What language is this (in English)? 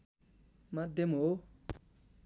Nepali